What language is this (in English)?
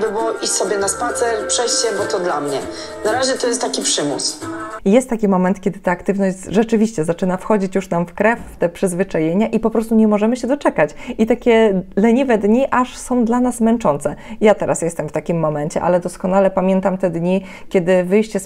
Polish